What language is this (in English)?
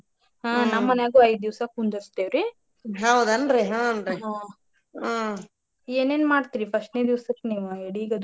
Kannada